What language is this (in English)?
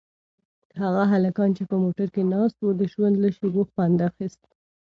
Pashto